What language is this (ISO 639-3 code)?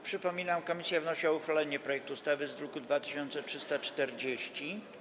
pol